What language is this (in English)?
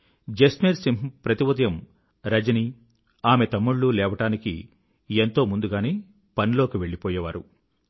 Telugu